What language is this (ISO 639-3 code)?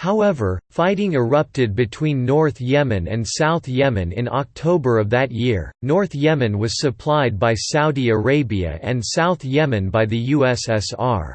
eng